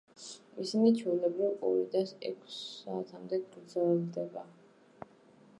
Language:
Georgian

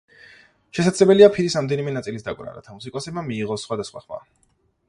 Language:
Georgian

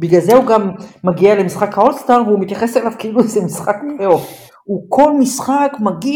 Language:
Hebrew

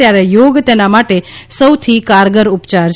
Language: Gujarati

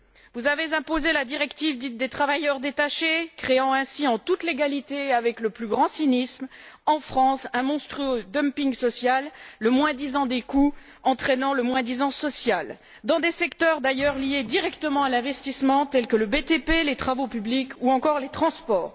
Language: French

